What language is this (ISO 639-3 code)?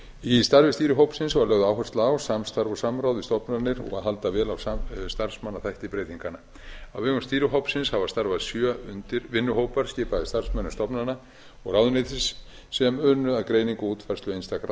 isl